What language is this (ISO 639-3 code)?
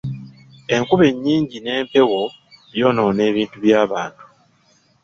lug